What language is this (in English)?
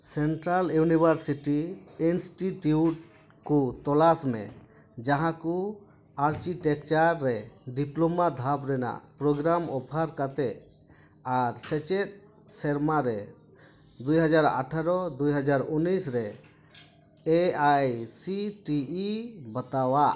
Santali